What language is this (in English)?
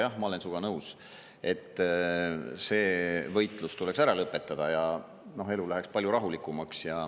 Estonian